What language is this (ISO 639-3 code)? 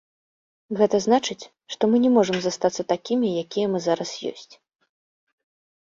bel